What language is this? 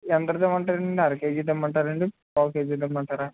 Telugu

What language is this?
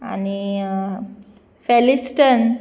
Konkani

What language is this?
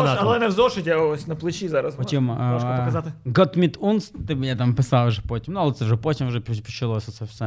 Ukrainian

